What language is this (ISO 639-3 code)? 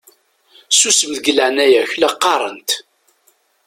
kab